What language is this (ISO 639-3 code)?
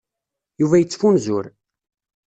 kab